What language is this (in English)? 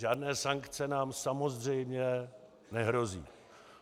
Czech